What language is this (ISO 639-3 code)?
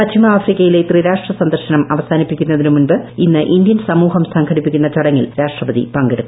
mal